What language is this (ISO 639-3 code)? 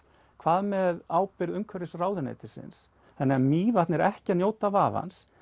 isl